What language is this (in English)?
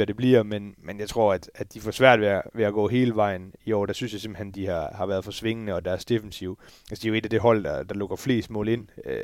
Danish